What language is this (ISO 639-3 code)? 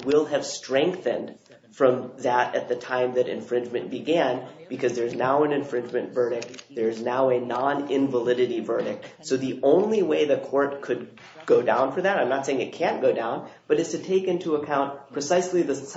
eng